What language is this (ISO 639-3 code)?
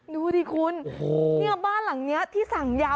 tha